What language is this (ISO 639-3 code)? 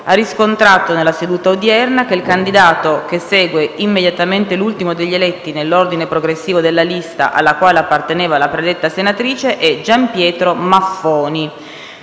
ita